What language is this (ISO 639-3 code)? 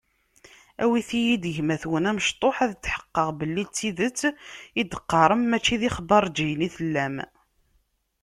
kab